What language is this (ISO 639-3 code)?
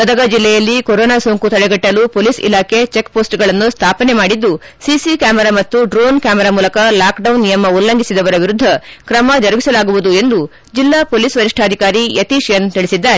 kan